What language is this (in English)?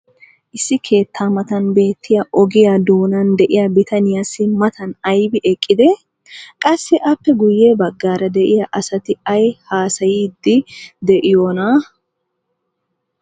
Wolaytta